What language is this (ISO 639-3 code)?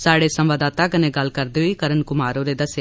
doi